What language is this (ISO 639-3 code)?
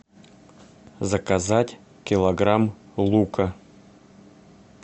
rus